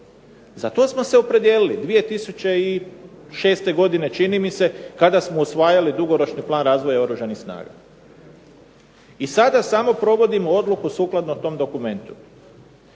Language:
Croatian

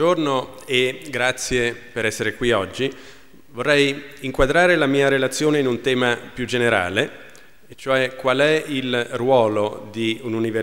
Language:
Italian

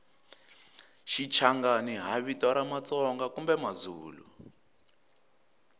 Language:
Tsonga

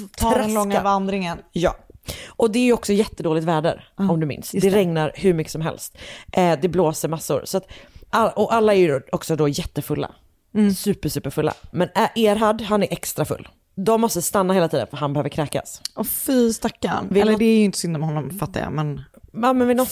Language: Swedish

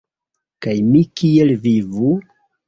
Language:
Esperanto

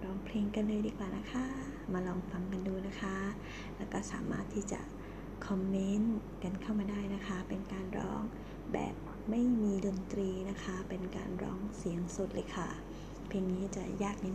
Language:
Thai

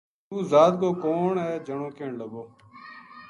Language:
Gujari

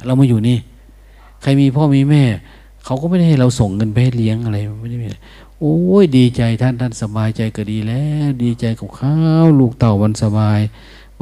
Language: Thai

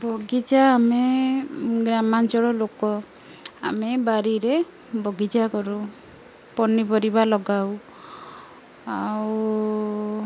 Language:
Odia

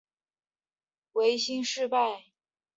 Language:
Chinese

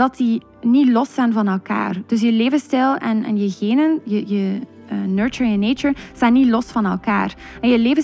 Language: Dutch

